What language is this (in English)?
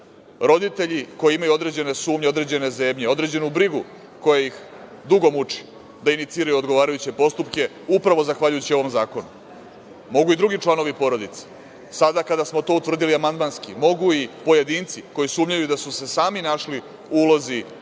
Serbian